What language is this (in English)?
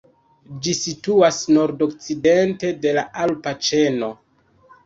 Esperanto